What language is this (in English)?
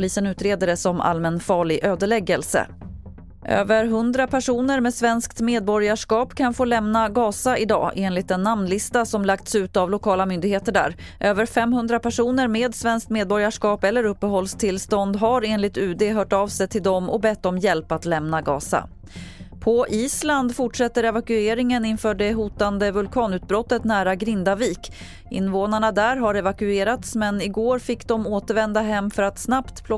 Swedish